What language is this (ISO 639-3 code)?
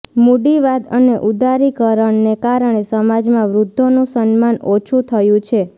guj